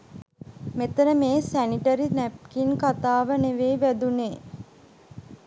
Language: Sinhala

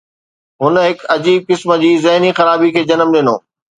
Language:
Sindhi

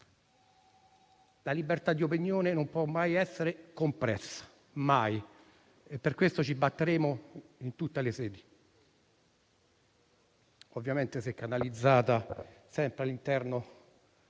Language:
Italian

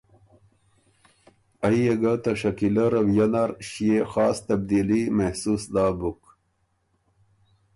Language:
Ormuri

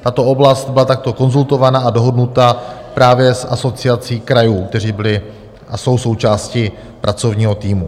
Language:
Czech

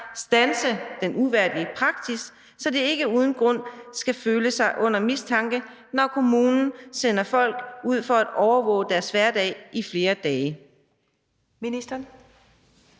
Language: Danish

